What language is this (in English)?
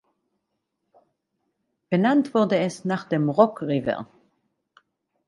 German